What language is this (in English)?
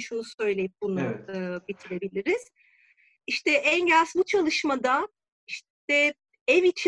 Turkish